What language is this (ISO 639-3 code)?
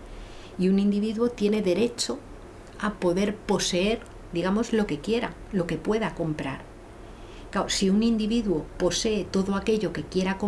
spa